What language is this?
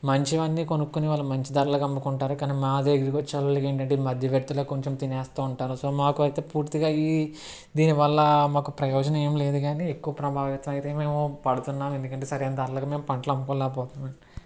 Telugu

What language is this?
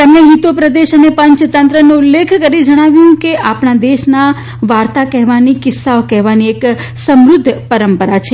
Gujarati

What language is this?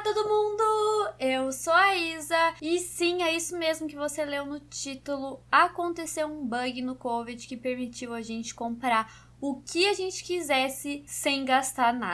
Portuguese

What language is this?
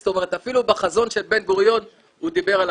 Hebrew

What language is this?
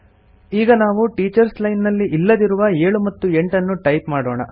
Kannada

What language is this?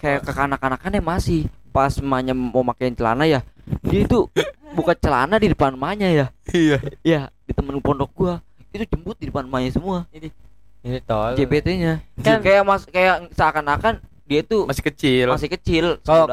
Indonesian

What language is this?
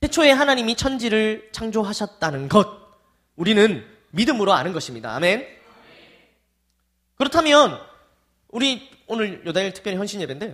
Korean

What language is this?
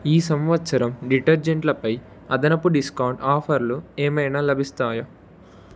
Telugu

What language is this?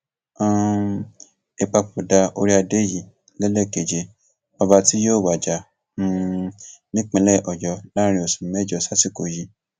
Yoruba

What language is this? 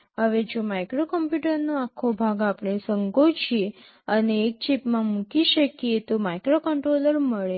Gujarati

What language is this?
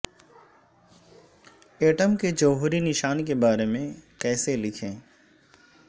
Urdu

